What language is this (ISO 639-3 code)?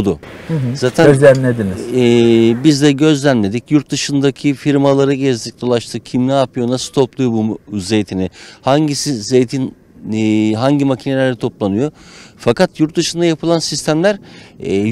tur